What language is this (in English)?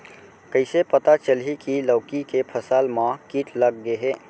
Chhattisgarhi